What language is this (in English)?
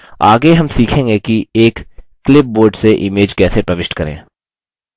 Hindi